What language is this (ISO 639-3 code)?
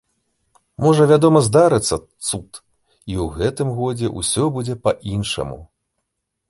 bel